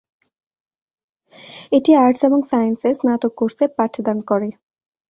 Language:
Bangla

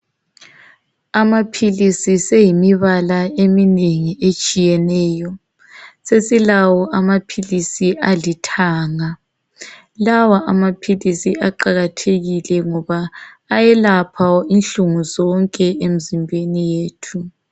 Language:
North Ndebele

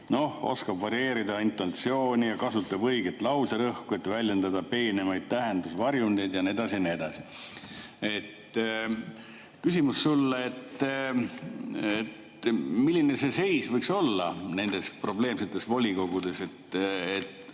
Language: Estonian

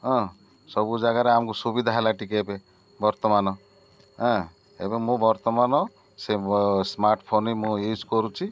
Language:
Odia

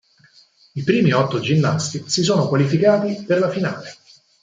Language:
Italian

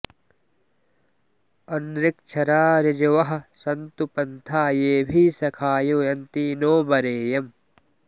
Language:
Sanskrit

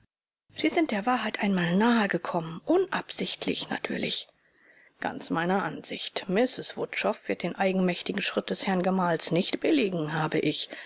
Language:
German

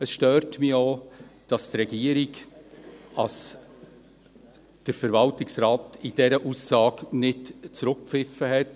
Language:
Swiss German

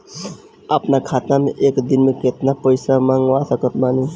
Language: Bhojpuri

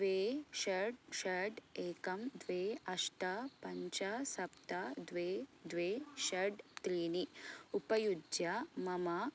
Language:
Sanskrit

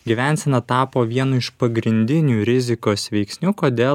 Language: Lithuanian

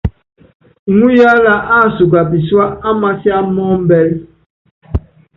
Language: Yangben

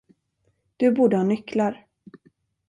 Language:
Swedish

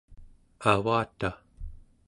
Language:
Central Yupik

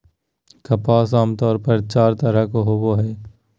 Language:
Magahi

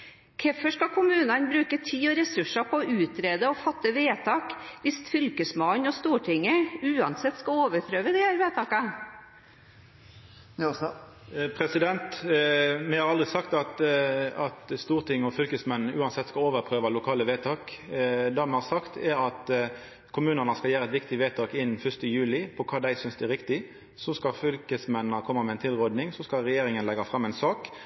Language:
Norwegian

